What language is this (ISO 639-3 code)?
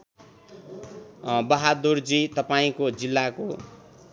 nep